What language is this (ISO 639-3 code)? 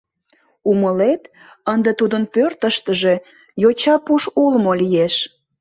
chm